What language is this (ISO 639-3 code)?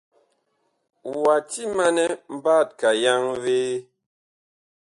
bkh